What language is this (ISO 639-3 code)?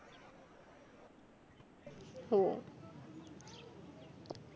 mar